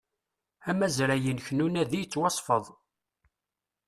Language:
Kabyle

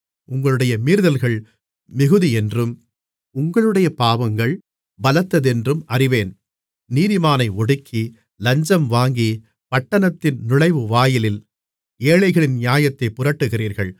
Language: Tamil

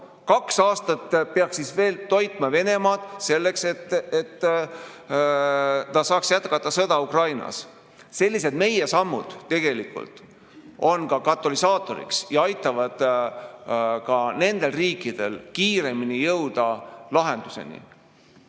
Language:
Estonian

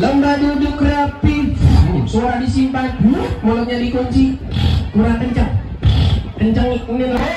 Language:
Indonesian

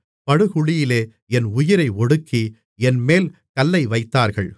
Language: Tamil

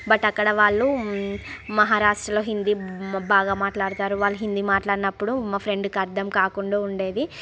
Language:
Telugu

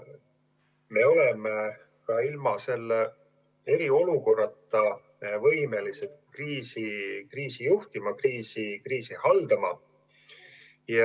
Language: Estonian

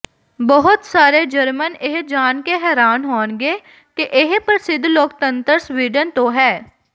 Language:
Punjabi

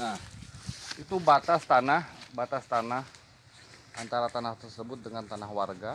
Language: Indonesian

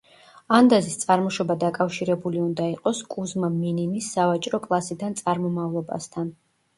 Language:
Georgian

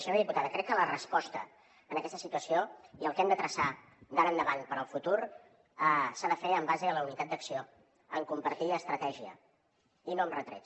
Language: Catalan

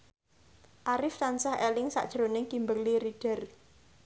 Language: Javanese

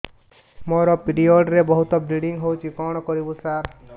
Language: Odia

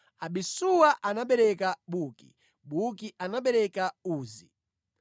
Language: Nyanja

